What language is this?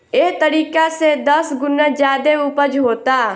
Bhojpuri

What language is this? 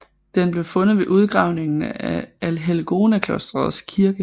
Danish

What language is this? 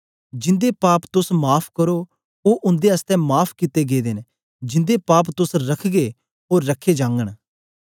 Dogri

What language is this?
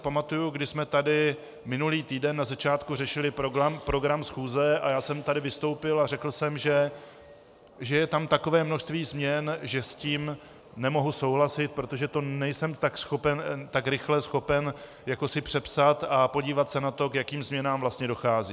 Czech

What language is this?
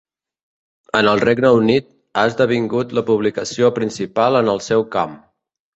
Catalan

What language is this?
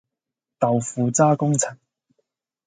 Cantonese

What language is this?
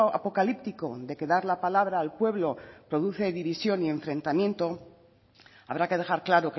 Spanish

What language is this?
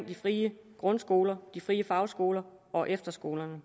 Danish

